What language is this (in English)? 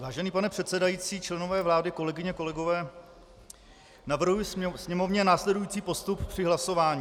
Czech